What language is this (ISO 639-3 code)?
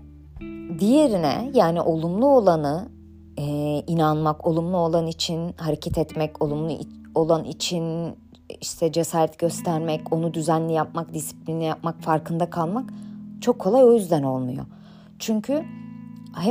tur